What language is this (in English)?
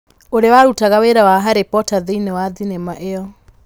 Kikuyu